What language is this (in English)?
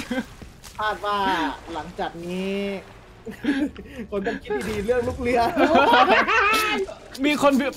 Thai